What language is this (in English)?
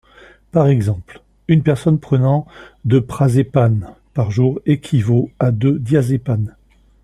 French